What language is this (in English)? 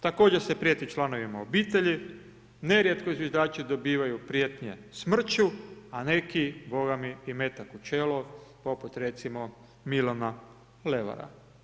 Croatian